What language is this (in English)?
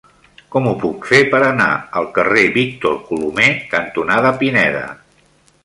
Catalan